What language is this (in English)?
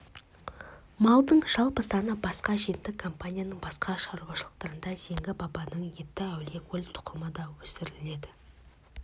Kazakh